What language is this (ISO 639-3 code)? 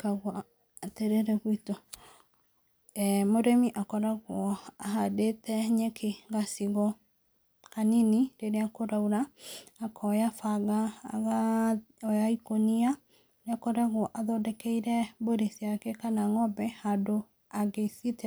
kik